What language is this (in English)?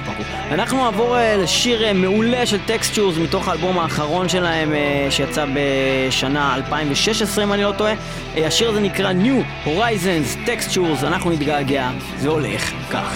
Hebrew